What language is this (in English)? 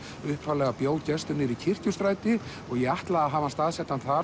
Icelandic